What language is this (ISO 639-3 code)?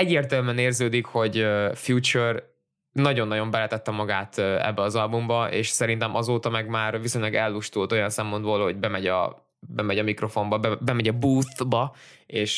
hun